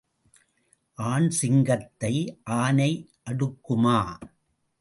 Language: Tamil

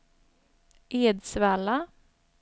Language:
Swedish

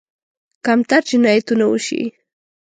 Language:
Pashto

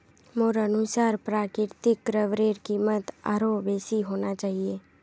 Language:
Magahi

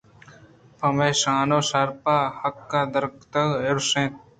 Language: Eastern Balochi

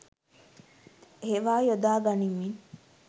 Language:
Sinhala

